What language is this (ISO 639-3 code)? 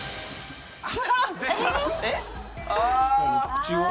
jpn